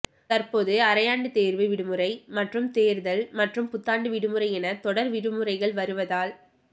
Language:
Tamil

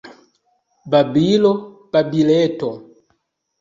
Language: Esperanto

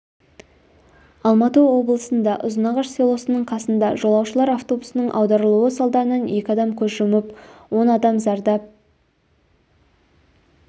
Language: Kazakh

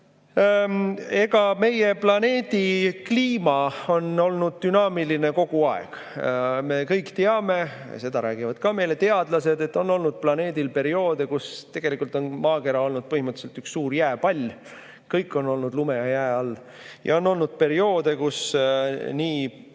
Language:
Estonian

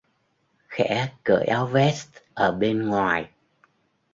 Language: Vietnamese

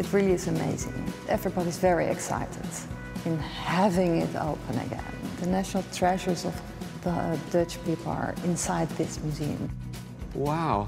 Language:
English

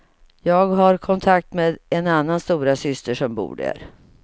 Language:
Swedish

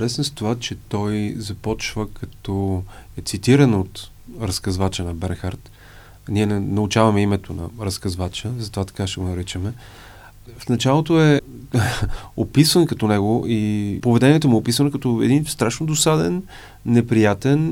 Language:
Bulgarian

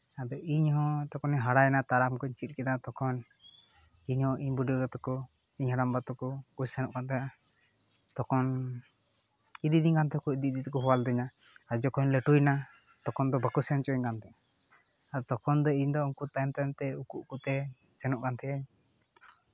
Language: Santali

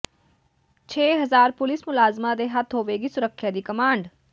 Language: Punjabi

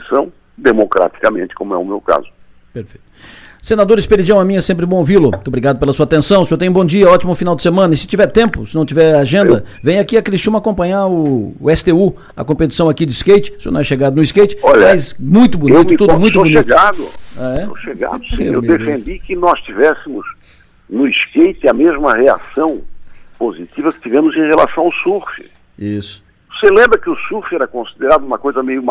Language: Portuguese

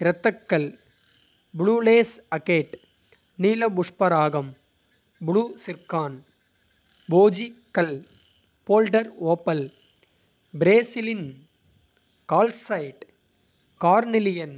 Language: Kota (India)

